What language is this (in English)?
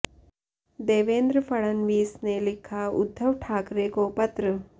Hindi